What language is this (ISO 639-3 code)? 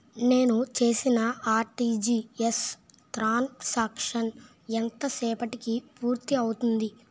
tel